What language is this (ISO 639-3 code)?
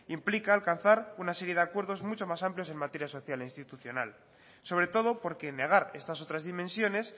spa